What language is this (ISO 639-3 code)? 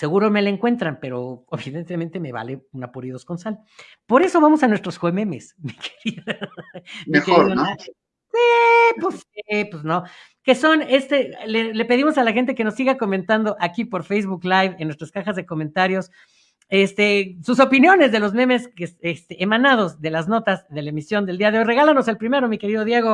spa